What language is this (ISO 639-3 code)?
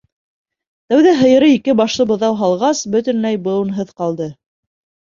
bak